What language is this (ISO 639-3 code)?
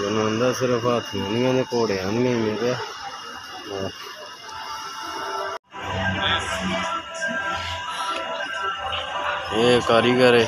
ind